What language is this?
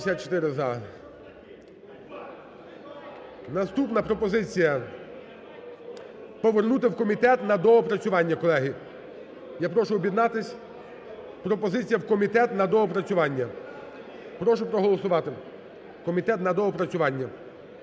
Ukrainian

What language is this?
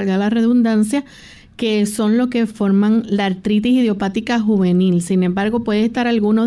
Spanish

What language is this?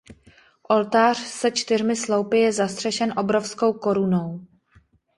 Czech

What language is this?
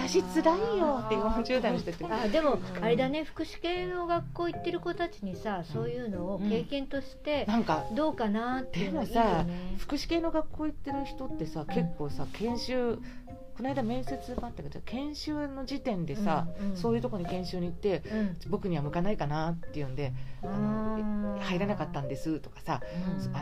Japanese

